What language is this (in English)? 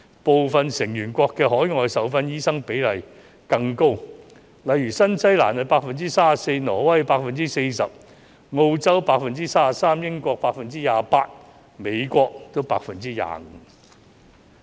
Cantonese